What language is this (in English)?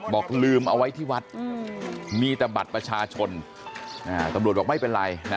Thai